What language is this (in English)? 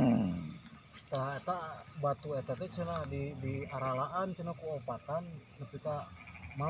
Indonesian